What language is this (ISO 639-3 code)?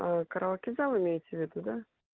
rus